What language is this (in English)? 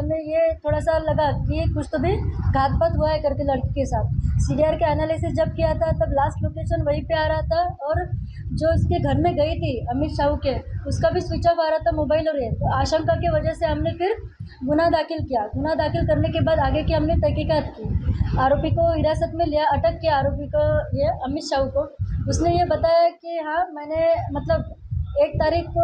Hindi